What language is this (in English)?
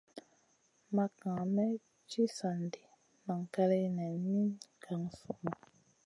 Masana